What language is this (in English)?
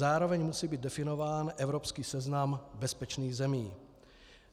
Czech